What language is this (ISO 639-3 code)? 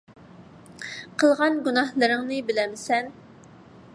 uig